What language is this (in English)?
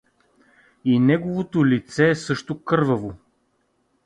Bulgarian